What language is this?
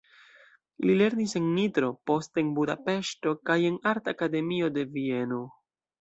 Esperanto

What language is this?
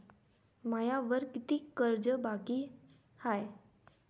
Marathi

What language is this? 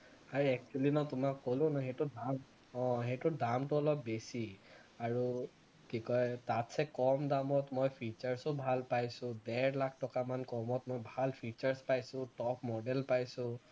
Assamese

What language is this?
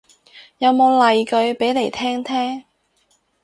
Cantonese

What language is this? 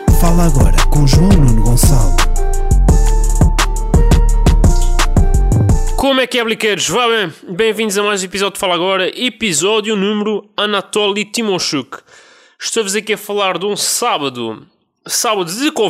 Portuguese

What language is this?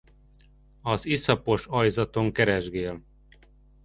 Hungarian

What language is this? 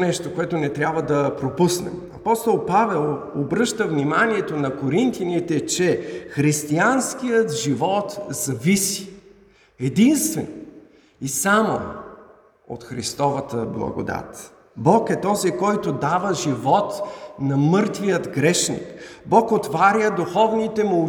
Bulgarian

